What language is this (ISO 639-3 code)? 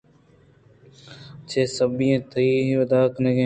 bgp